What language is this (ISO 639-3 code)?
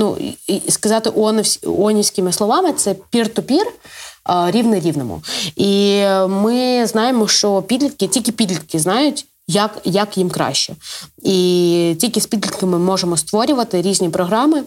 ukr